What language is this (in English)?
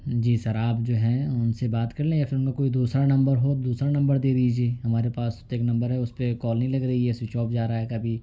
Urdu